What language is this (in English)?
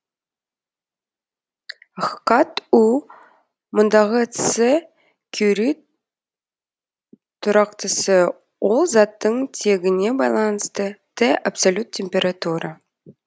Kazakh